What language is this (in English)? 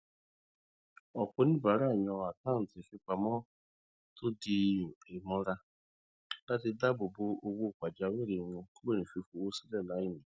Yoruba